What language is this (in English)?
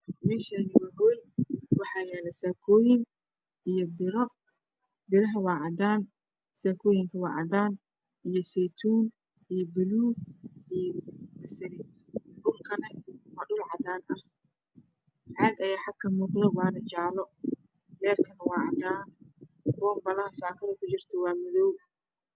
Somali